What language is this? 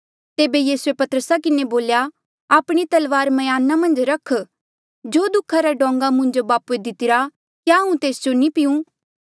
Mandeali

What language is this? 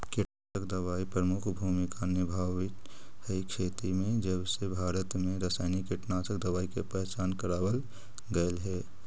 Magahi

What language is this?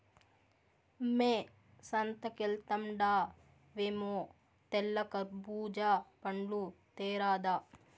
Telugu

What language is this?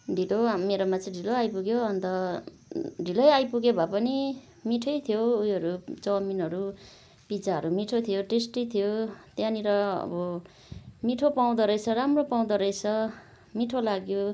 Nepali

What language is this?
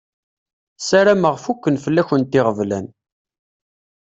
Kabyle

